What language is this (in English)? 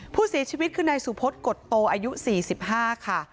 Thai